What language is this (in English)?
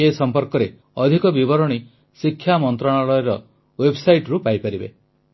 Odia